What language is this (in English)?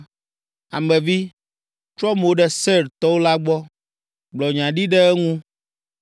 Ewe